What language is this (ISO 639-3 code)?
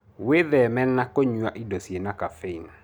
kik